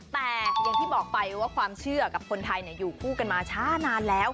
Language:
Thai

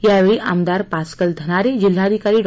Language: Marathi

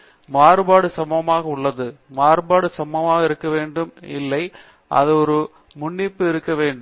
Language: Tamil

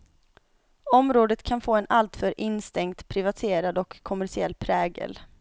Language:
Swedish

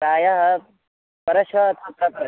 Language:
Sanskrit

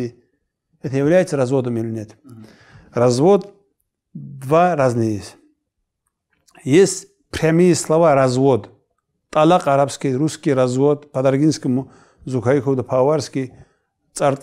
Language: Russian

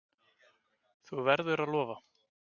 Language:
Icelandic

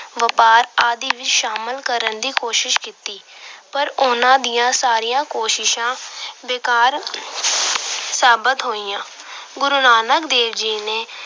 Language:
Punjabi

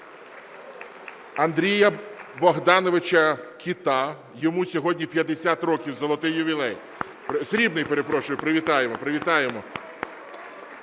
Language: Ukrainian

